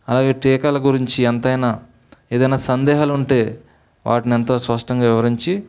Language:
Telugu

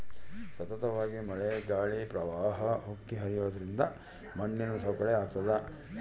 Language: Kannada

